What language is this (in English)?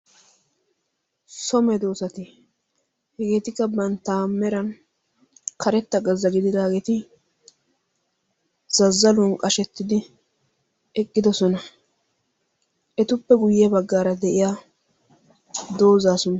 Wolaytta